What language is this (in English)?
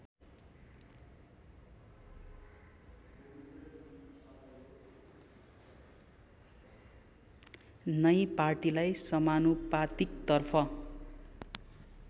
Nepali